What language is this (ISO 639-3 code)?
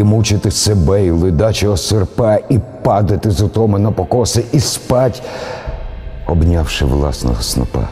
ukr